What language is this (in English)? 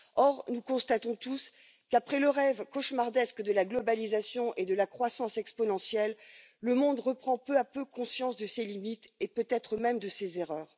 French